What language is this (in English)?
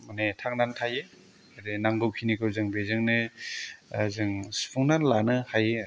Bodo